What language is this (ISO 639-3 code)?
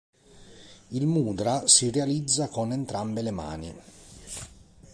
ita